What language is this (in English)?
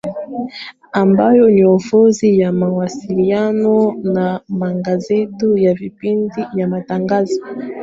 Swahili